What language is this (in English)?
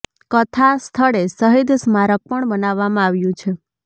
Gujarati